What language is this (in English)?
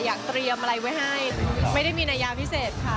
Thai